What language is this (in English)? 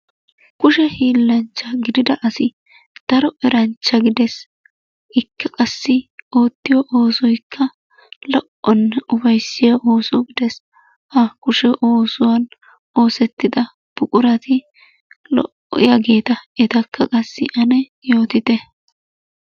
Wolaytta